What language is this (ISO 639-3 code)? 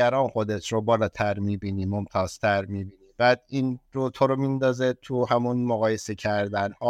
fas